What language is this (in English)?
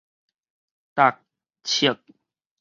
Min Nan Chinese